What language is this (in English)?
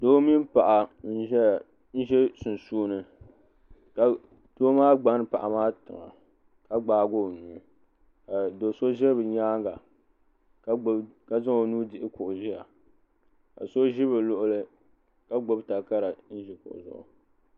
Dagbani